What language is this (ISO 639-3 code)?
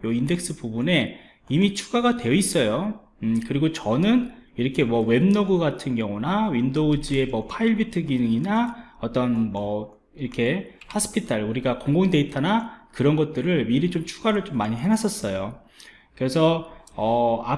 kor